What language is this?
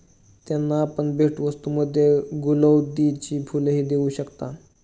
Marathi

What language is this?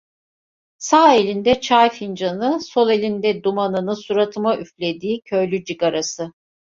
Turkish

